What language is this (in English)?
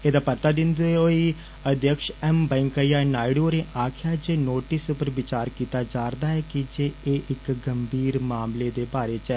Dogri